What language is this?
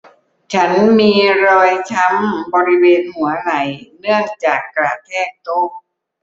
Thai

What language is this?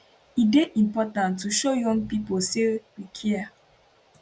Nigerian Pidgin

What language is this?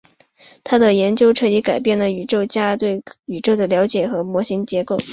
Chinese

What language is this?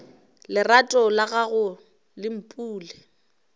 Northern Sotho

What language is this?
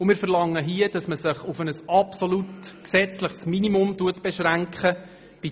Swiss German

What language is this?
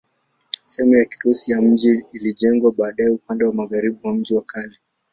Swahili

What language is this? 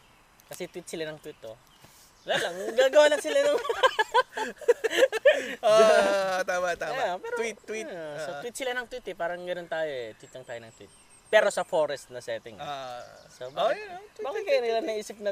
Filipino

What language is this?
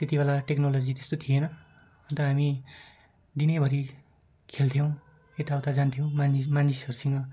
Nepali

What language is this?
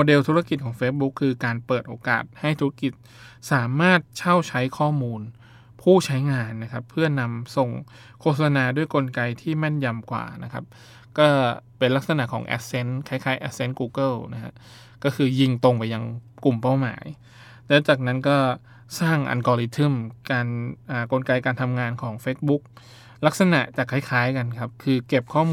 Thai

